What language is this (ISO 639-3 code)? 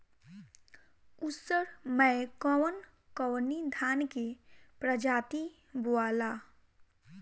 bho